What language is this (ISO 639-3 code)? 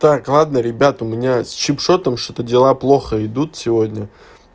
rus